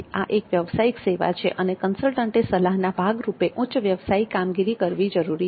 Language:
Gujarati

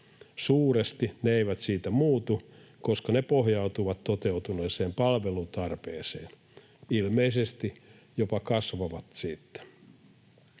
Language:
Finnish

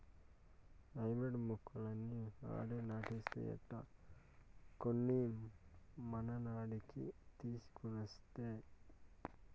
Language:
Telugu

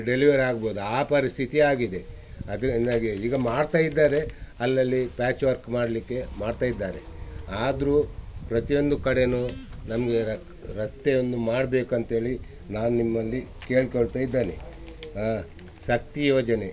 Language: Kannada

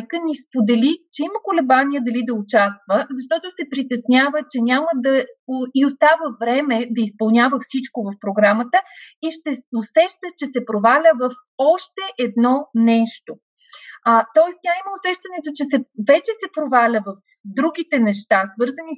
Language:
Bulgarian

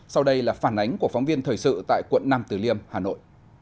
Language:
Vietnamese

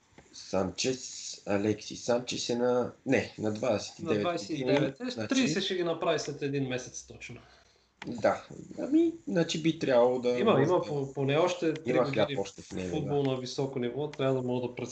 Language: Bulgarian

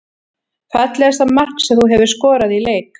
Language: Icelandic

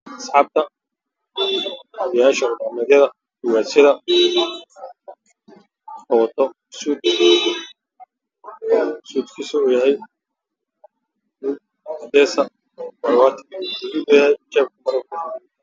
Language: Somali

